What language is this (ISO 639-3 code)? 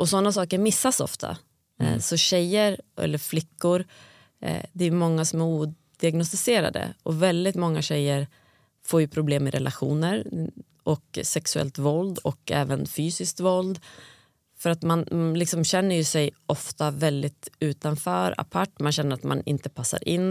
swe